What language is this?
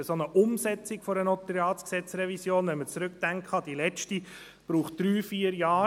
Swiss German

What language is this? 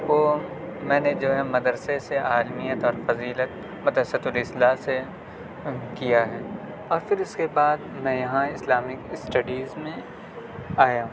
Urdu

